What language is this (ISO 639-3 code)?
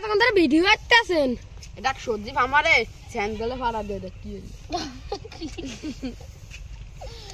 ind